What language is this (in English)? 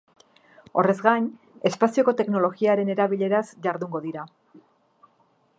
Basque